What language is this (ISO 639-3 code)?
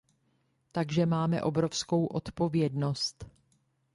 ces